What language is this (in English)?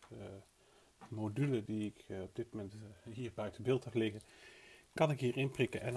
Dutch